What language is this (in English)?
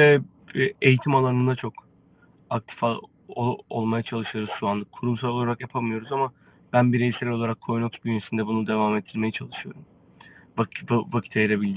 Turkish